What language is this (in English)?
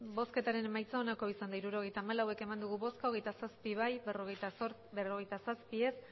Basque